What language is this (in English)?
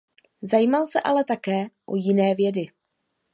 Czech